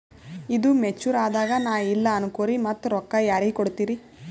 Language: Kannada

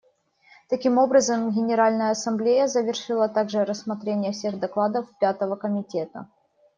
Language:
Russian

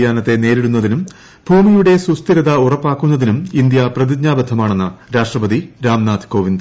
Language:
Malayalam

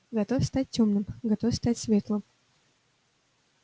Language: Russian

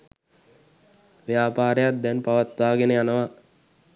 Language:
Sinhala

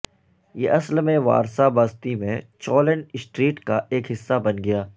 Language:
Urdu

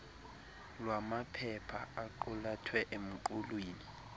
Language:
Xhosa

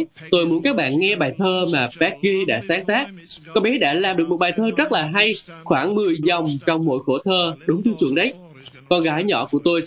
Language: Vietnamese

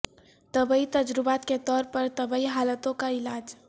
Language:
Urdu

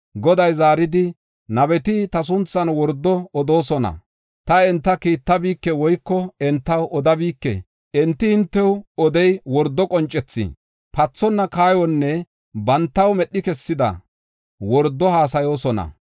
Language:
Gofa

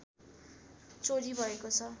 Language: Nepali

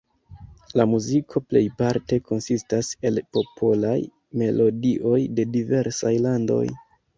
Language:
Esperanto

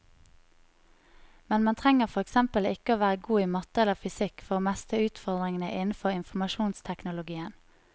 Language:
Norwegian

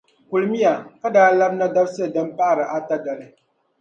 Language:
Dagbani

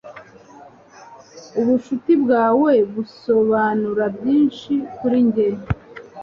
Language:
Kinyarwanda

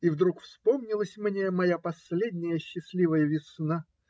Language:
Russian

